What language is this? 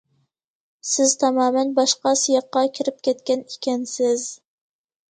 Uyghur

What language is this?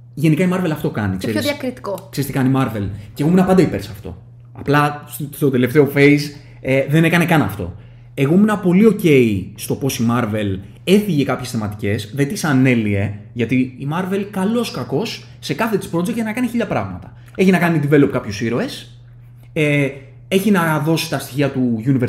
Greek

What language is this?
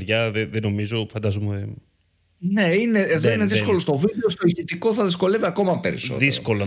Greek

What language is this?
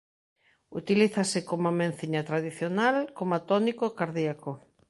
Galician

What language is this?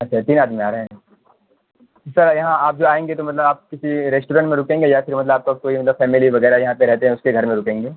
Urdu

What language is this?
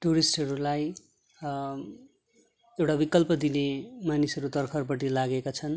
Nepali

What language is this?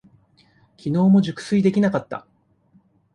Japanese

